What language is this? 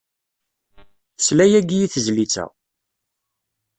Kabyle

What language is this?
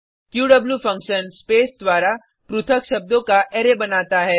Hindi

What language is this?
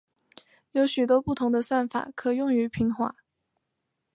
Chinese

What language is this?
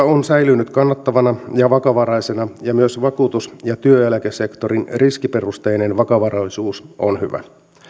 Finnish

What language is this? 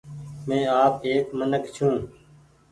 Goaria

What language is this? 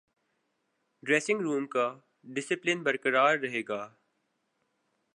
Urdu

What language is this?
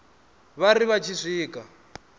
Venda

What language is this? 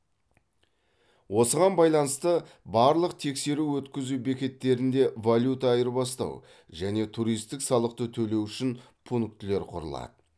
Kazakh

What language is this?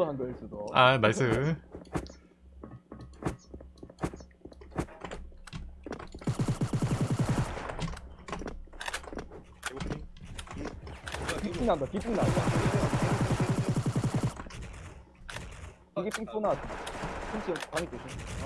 Korean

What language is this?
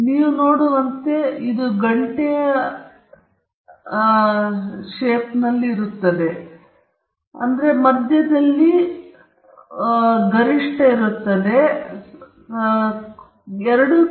Kannada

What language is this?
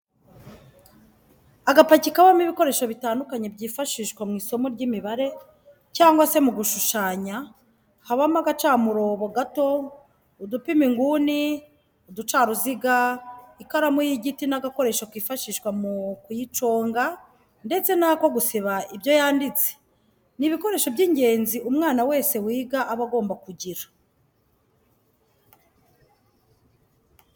Kinyarwanda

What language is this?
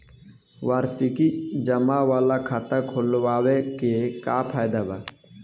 Bhojpuri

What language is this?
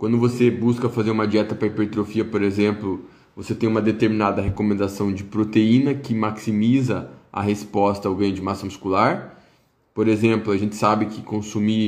Portuguese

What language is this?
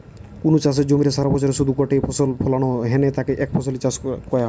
Bangla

